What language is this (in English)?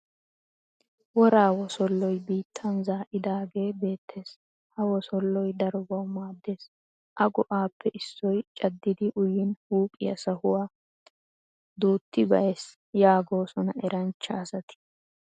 Wolaytta